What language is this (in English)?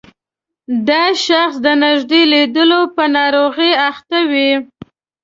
Pashto